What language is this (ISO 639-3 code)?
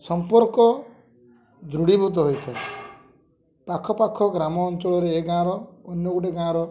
ori